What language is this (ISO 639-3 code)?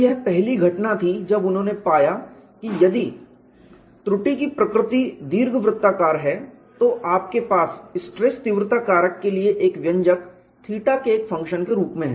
hin